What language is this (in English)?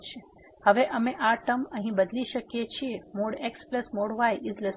Gujarati